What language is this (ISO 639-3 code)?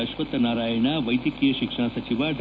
kan